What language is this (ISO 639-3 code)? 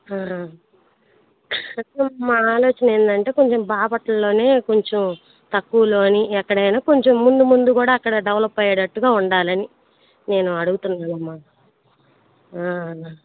tel